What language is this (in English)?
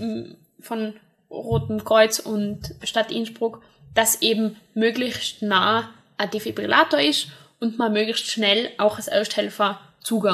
German